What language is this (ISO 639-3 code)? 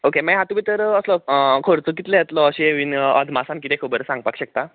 kok